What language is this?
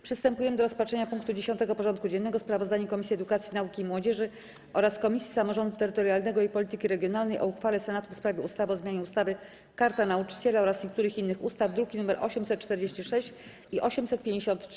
Polish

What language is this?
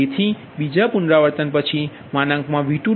Gujarati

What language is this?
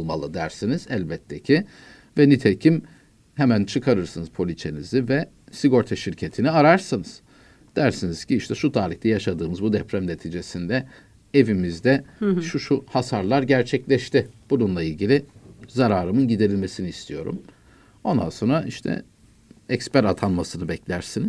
Turkish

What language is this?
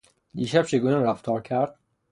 Persian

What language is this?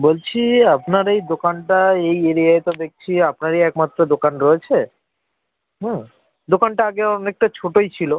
Bangla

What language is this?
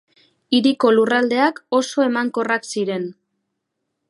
Basque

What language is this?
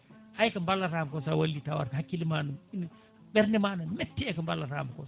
Fula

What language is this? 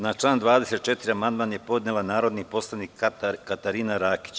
Serbian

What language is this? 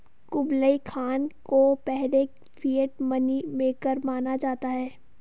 Hindi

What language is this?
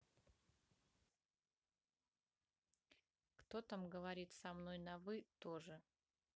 Russian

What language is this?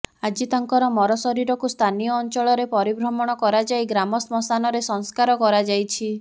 Odia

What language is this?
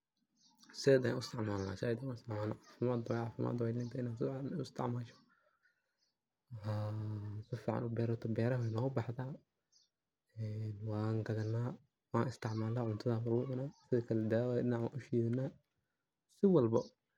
Somali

